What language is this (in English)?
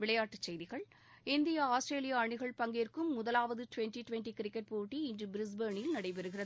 Tamil